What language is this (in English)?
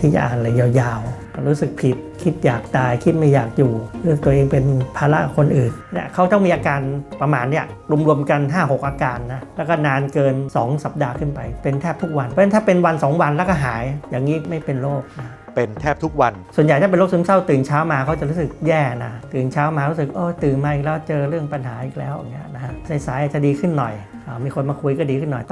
Thai